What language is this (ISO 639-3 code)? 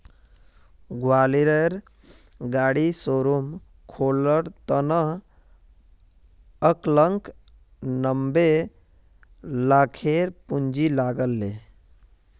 mag